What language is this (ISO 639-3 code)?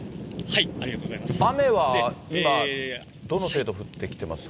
jpn